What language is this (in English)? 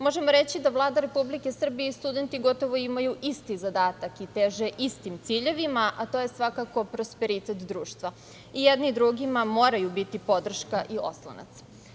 Serbian